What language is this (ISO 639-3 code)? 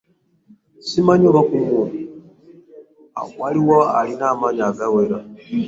lug